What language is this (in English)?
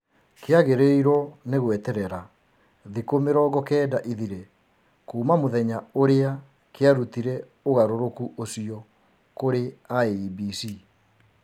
Kikuyu